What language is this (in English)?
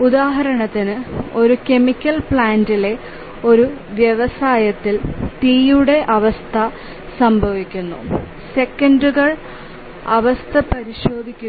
Malayalam